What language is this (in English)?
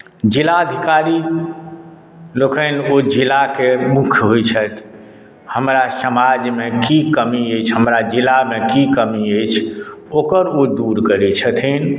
Maithili